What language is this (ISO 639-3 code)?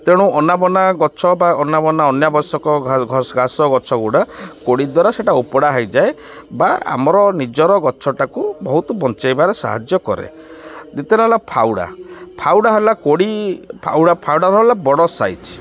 ori